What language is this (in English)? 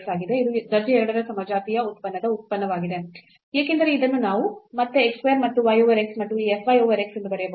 Kannada